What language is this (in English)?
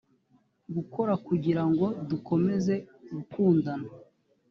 Kinyarwanda